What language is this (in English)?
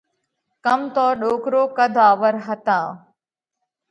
Parkari Koli